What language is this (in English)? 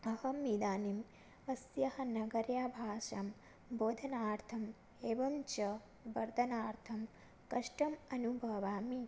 Sanskrit